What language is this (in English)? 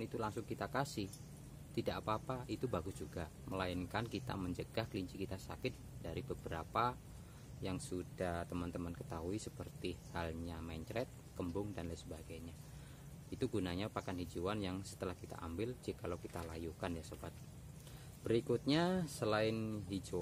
Indonesian